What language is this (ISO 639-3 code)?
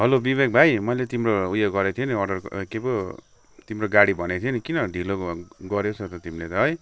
nep